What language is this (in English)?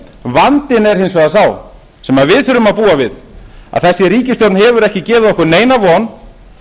Icelandic